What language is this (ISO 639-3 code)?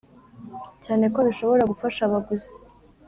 kin